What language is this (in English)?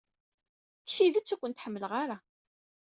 Kabyle